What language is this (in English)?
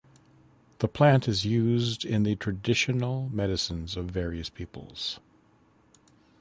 English